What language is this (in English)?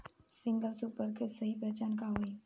Bhojpuri